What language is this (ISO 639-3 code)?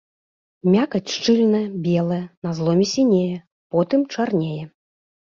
bel